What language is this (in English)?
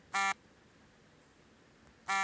Kannada